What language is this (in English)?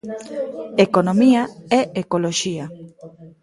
Galician